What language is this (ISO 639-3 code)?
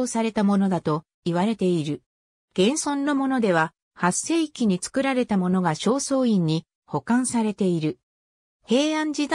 jpn